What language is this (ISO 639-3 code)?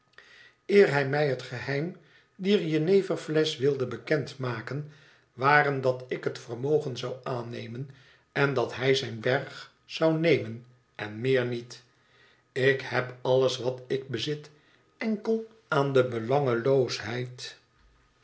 nld